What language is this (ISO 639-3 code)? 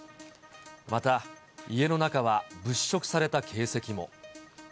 jpn